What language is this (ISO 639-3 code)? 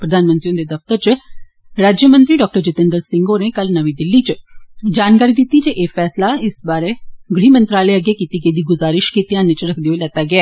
doi